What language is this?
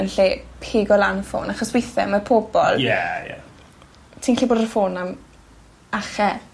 Welsh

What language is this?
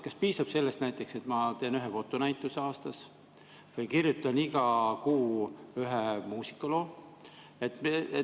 Estonian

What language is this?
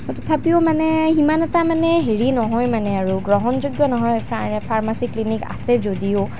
Assamese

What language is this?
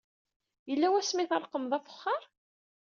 Kabyle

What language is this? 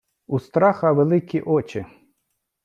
Ukrainian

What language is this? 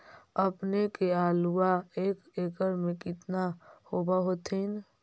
Magahi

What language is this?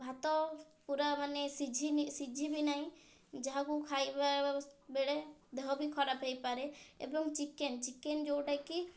Odia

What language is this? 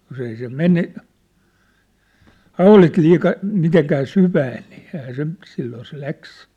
Finnish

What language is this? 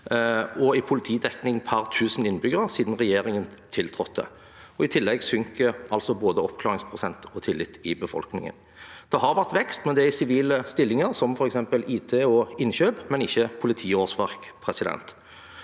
Norwegian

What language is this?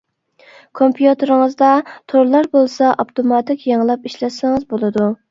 Uyghur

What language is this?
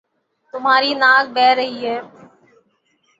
Urdu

